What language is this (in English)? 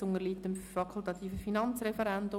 Swiss German